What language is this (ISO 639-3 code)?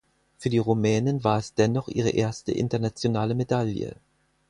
deu